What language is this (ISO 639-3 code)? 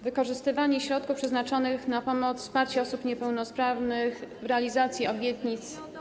pol